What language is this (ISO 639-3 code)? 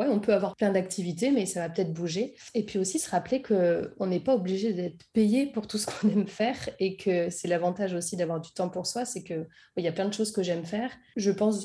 fra